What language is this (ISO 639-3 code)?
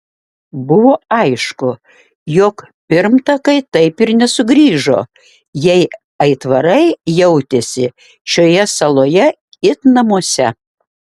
lit